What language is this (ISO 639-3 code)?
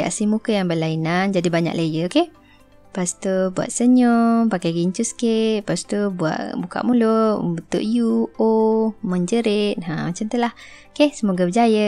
msa